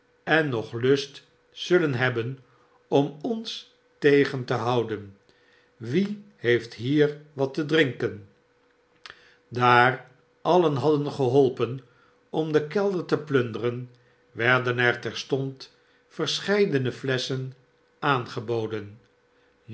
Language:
Dutch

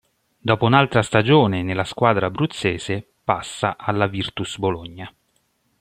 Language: Italian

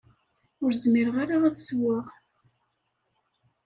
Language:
Kabyle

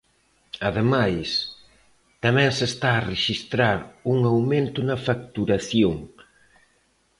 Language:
Galician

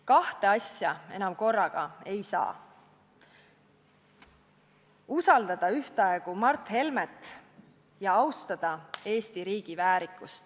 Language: Estonian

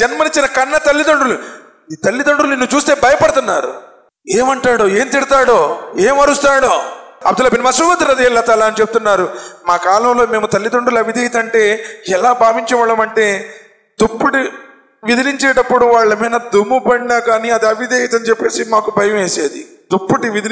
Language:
Telugu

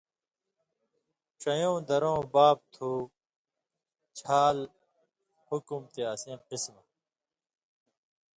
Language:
Indus Kohistani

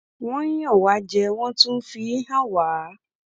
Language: Yoruba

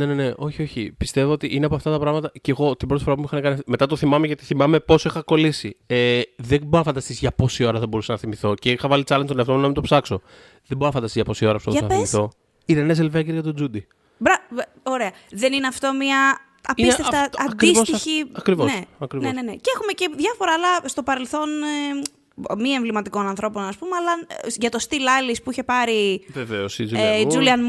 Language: Greek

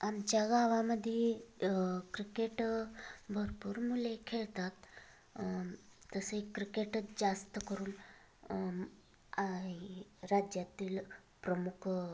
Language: Marathi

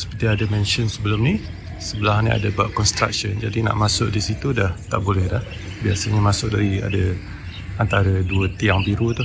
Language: Malay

